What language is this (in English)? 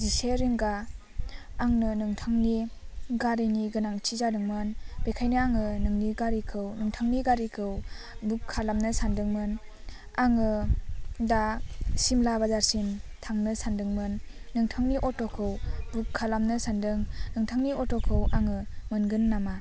Bodo